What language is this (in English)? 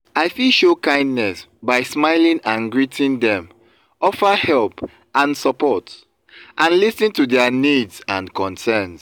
Nigerian Pidgin